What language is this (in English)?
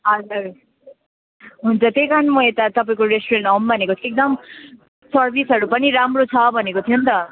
Nepali